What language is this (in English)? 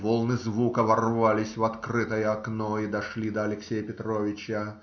Russian